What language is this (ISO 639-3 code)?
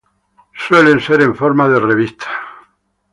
spa